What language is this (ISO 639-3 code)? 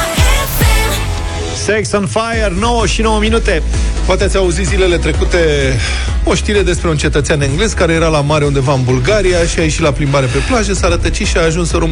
ron